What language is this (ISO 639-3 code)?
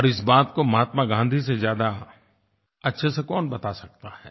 hin